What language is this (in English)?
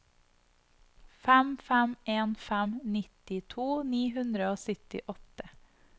Norwegian